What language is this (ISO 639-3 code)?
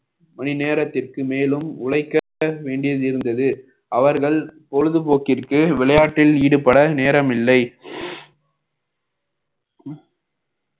tam